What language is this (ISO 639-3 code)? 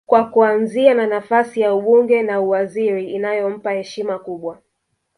swa